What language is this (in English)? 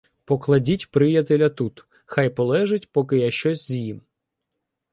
Ukrainian